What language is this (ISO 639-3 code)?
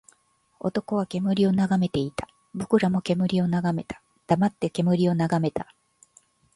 jpn